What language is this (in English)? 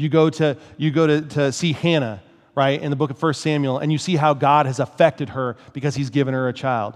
English